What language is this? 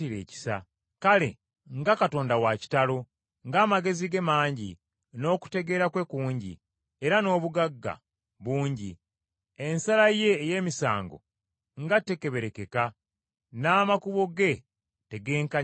Ganda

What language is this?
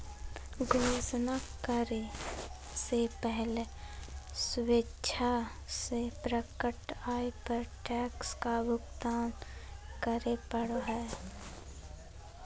Magahi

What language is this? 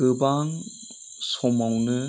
Bodo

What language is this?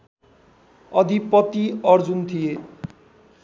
Nepali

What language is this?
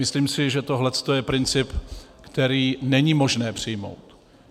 Czech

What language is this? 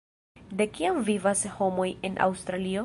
Esperanto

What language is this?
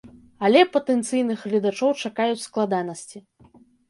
Belarusian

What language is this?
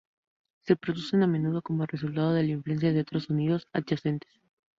Spanish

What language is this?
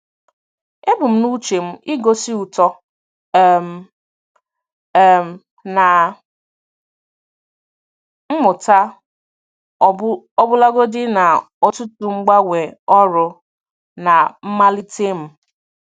Igbo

